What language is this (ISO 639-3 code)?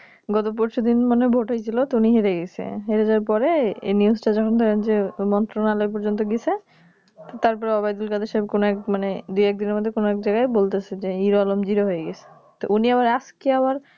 ben